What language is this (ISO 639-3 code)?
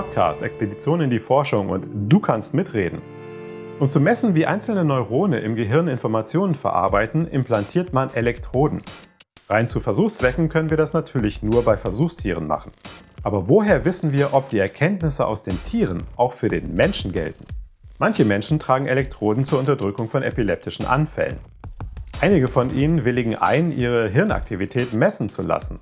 deu